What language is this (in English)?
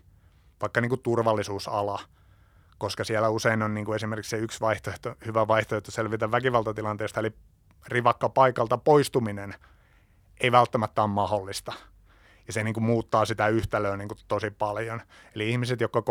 Finnish